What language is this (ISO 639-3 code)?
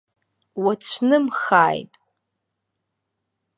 abk